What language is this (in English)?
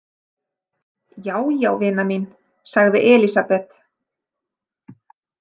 Icelandic